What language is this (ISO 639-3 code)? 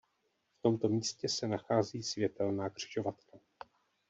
ces